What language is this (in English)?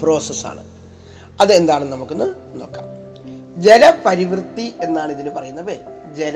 Malayalam